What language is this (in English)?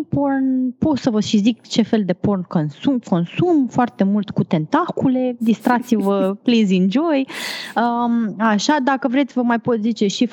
Romanian